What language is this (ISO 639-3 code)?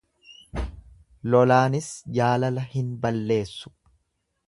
orm